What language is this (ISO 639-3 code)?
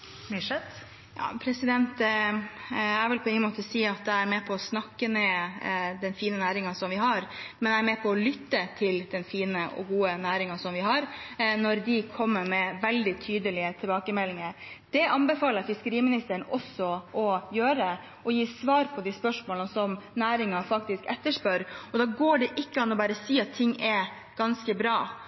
nor